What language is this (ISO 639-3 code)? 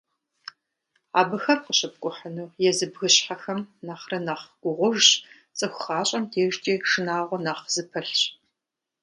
kbd